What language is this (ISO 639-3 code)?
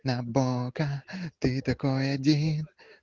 rus